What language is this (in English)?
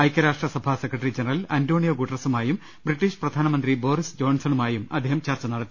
Malayalam